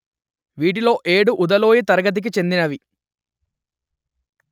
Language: Telugu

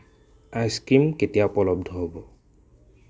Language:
Assamese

